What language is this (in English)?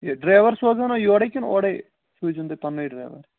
Kashmiri